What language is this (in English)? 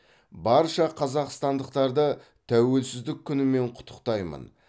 Kazakh